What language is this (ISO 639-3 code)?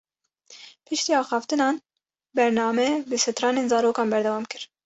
kur